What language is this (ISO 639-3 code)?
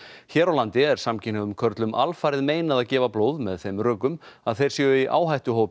isl